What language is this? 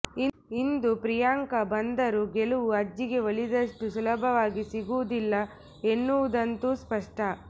Kannada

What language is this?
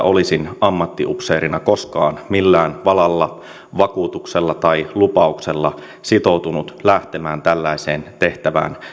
Finnish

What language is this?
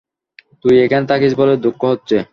Bangla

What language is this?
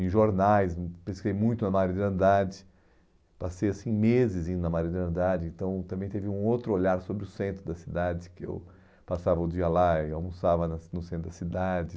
Portuguese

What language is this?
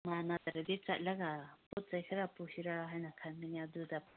Manipuri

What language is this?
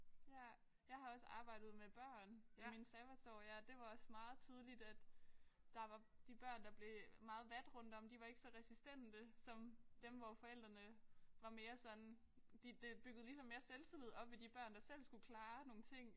Danish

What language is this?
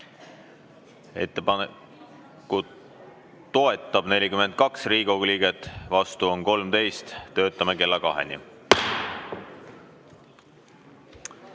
Estonian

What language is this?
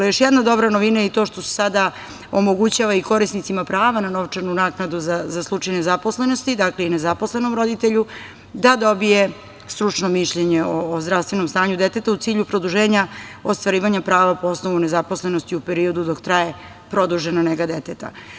Serbian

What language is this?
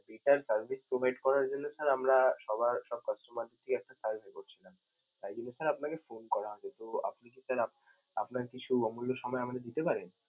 Bangla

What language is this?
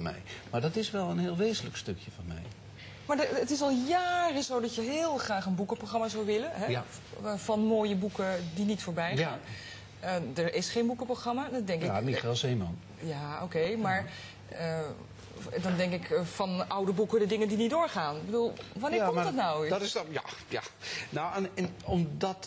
Dutch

